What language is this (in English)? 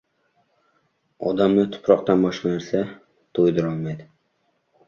Uzbek